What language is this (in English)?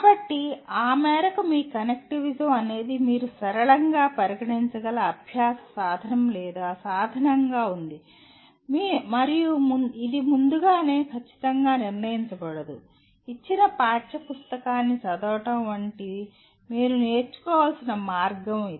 Telugu